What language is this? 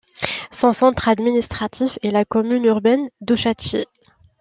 French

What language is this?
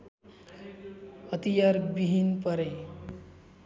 Nepali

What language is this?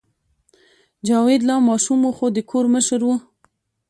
Pashto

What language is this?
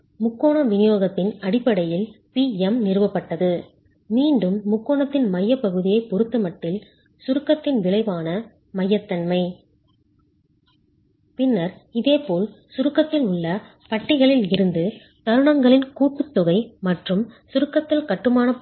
Tamil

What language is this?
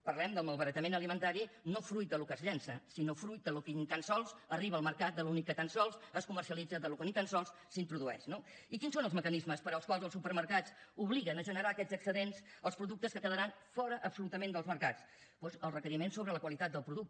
Catalan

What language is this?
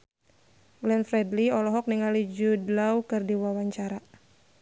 Sundanese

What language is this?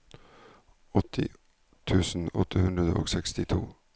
Norwegian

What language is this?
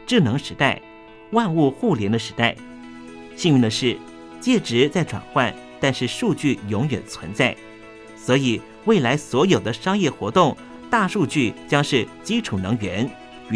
Chinese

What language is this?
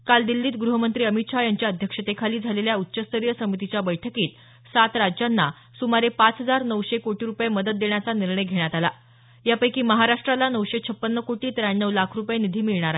Marathi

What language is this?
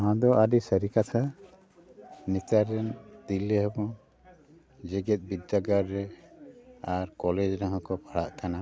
Santali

